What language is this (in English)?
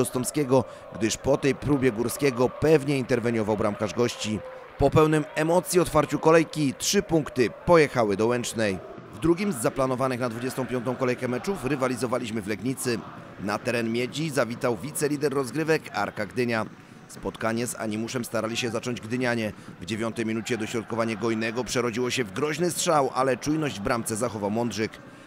Polish